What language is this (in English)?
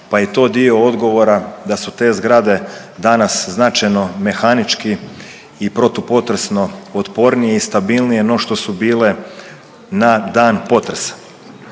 Croatian